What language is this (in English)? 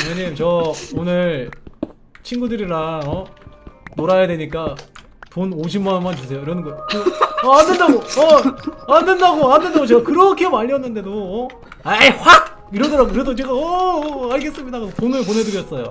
Korean